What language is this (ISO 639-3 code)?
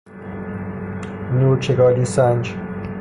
fas